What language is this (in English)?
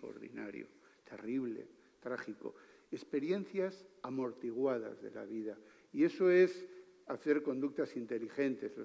Spanish